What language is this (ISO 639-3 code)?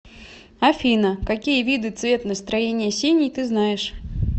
rus